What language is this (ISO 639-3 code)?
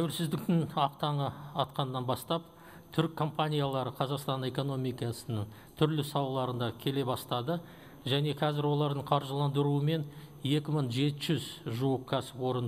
rus